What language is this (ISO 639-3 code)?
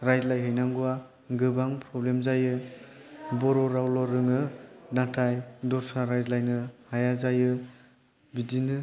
brx